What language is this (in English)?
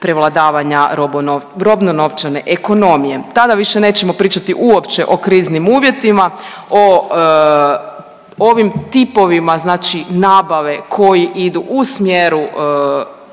Croatian